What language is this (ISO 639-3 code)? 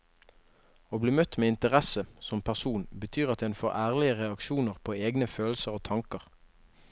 nor